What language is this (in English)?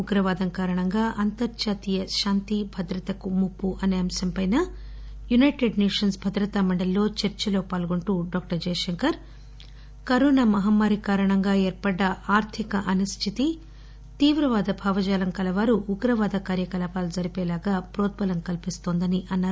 Telugu